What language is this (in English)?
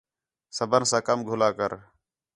Khetrani